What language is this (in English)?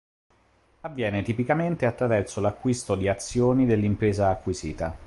Italian